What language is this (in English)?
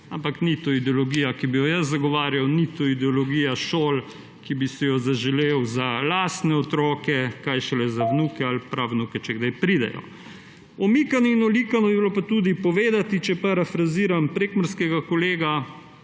Slovenian